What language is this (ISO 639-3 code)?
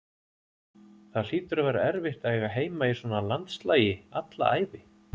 isl